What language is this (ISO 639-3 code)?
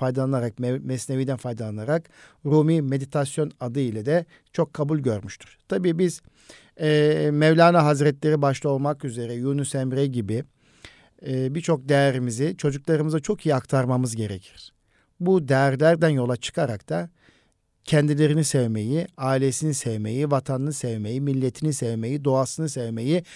tur